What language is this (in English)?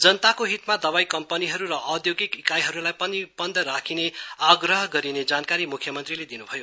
Nepali